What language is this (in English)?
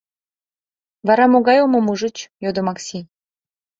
Mari